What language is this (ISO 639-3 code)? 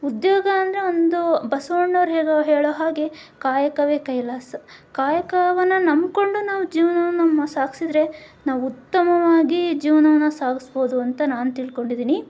kan